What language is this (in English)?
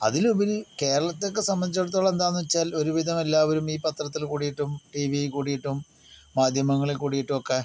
Malayalam